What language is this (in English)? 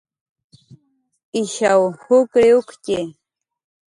Jaqaru